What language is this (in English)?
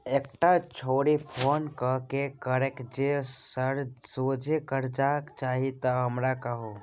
Maithili